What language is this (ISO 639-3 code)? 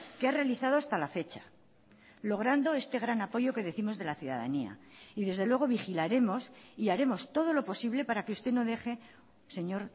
spa